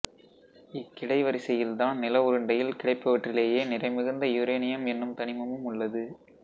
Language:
Tamil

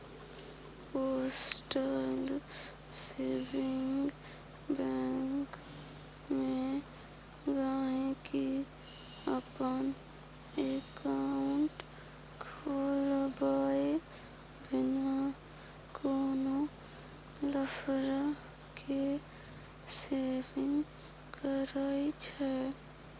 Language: Maithili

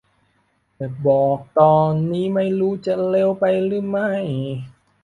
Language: Thai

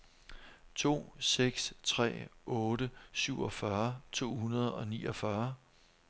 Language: Danish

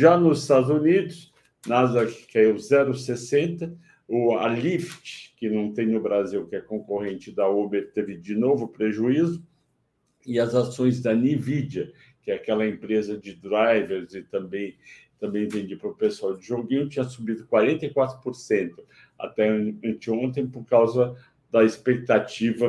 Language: Portuguese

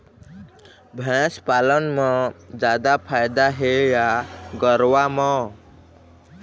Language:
Chhattisgarhi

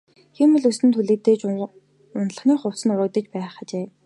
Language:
Mongolian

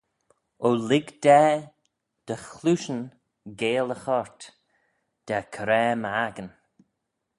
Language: Manx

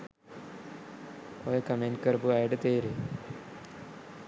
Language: Sinhala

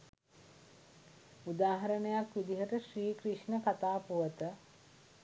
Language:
Sinhala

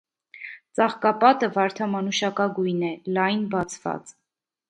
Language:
Armenian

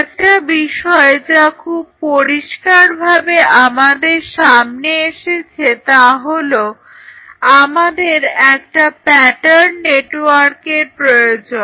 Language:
Bangla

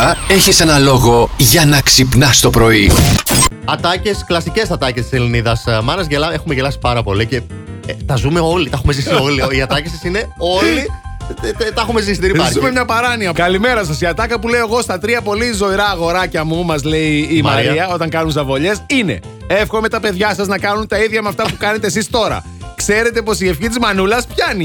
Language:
Greek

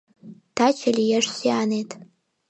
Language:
Mari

